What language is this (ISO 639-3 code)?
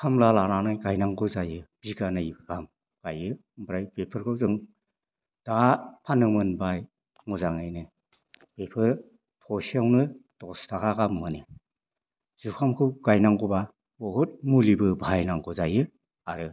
brx